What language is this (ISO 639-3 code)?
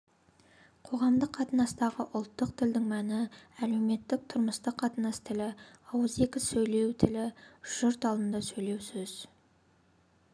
kaz